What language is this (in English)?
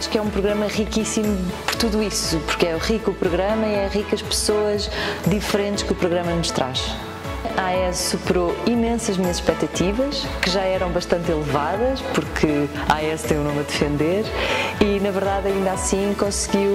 Portuguese